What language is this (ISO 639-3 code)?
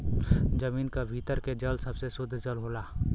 bho